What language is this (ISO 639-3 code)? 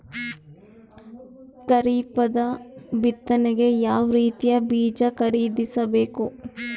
kan